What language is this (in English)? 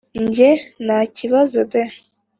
Kinyarwanda